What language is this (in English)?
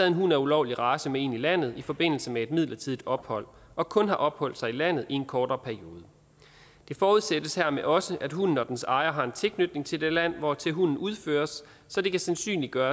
Danish